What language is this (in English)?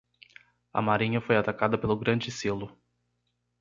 Portuguese